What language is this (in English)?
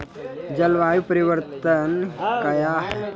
Maithili